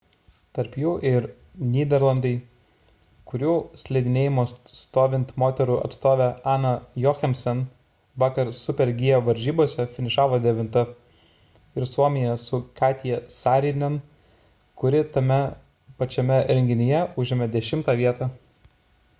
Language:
Lithuanian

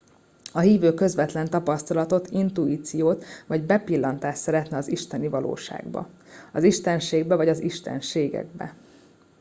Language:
Hungarian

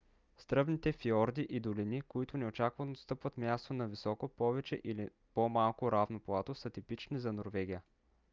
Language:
Bulgarian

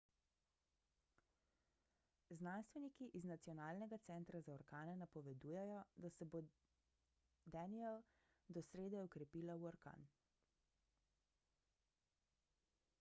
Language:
Slovenian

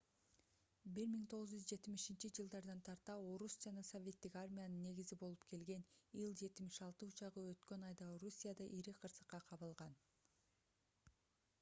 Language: Kyrgyz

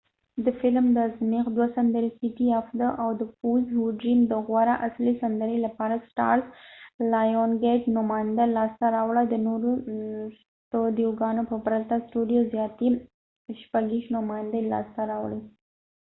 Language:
Pashto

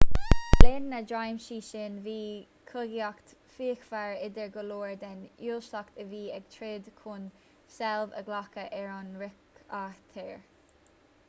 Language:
Irish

